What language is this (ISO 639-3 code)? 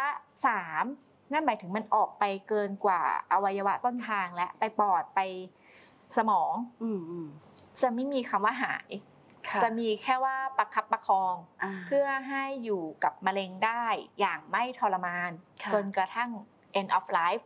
tha